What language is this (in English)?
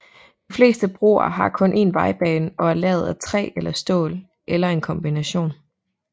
Danish